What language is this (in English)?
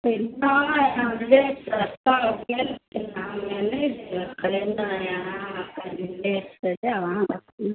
Maithili